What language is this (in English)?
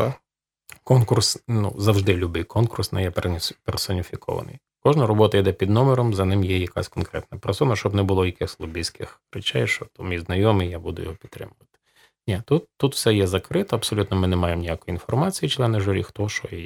Ukrainian